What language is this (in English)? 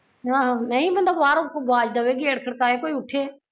Punjabi